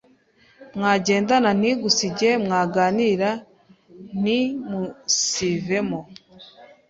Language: Kinyarwanda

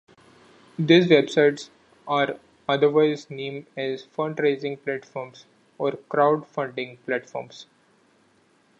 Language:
English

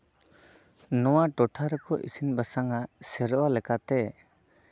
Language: Santali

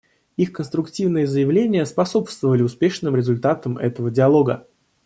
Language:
Russian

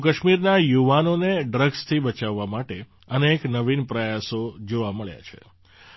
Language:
Gujarati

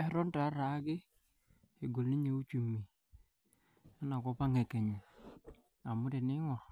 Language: Masai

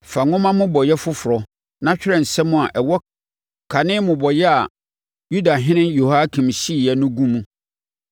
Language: Akan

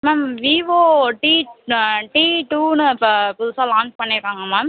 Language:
Tamil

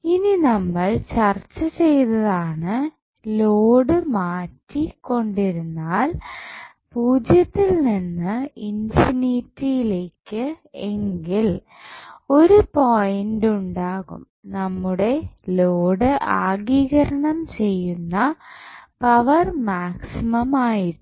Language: Malayalam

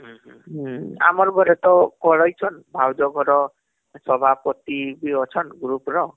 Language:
Odia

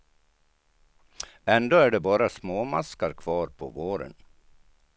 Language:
Swedish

